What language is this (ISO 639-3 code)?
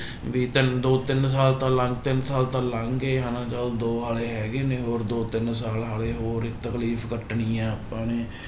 pan